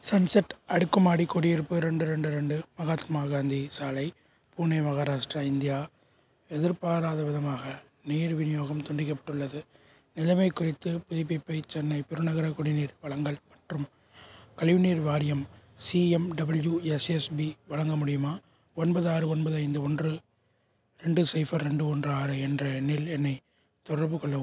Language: Tamil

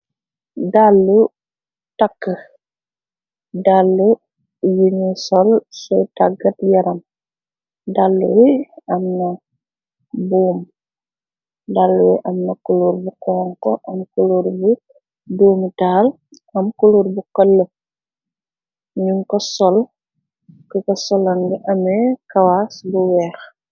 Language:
Wolof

